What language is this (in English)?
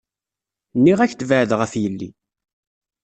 Kabyle